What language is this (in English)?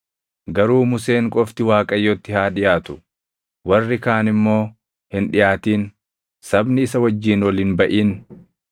Oromo